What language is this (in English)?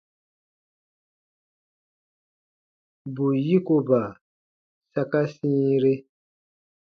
Baatonum